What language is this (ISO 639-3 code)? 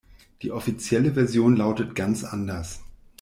deu